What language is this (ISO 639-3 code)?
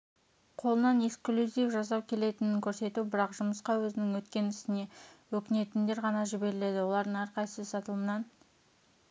kaz